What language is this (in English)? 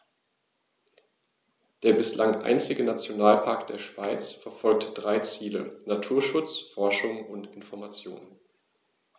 German